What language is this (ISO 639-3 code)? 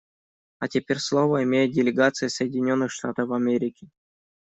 rus